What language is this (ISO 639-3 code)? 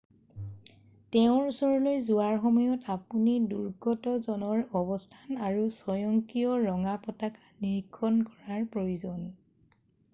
asm